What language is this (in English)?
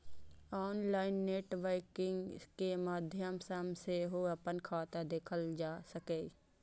Maithili